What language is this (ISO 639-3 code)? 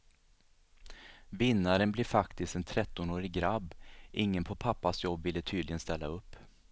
swe